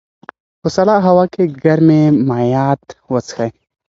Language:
Pashto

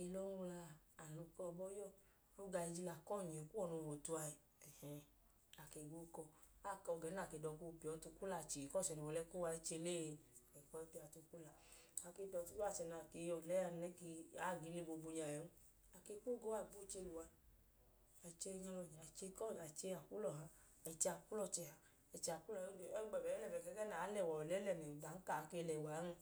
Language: Idoma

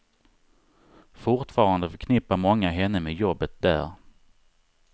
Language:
Swedish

